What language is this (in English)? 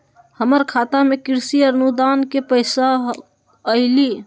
Magahi